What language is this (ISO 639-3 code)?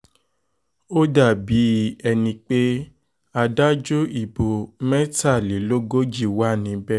yor